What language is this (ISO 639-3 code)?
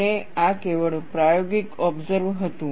guj